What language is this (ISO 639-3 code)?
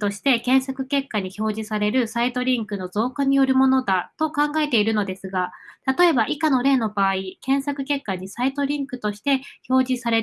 jpn